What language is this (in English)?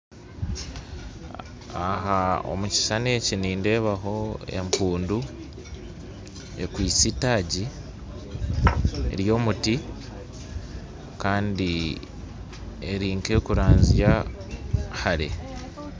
Nyankole